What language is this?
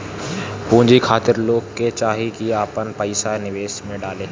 Bhojpuri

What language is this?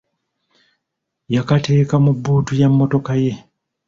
Ganda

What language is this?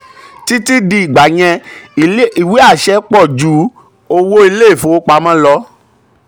Yoruba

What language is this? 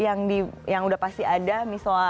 Indonesian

